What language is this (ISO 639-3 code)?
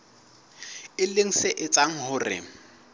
sot